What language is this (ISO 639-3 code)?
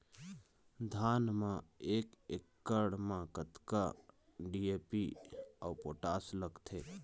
hne